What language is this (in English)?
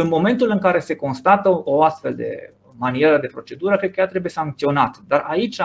Romanian